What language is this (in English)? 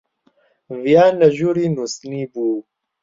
Central Kurdish